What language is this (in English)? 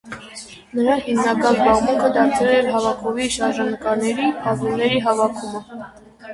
Armenian